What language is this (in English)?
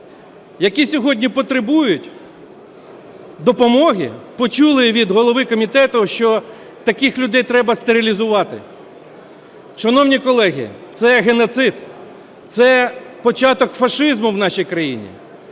Ukrainian